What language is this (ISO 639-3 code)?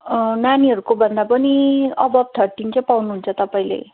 nep